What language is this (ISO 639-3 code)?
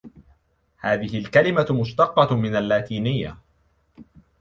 ara